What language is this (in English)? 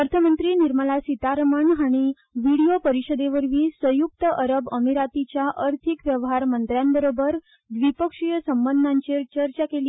Konkani